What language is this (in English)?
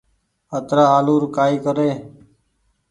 Goaria